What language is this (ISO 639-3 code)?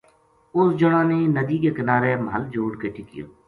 gju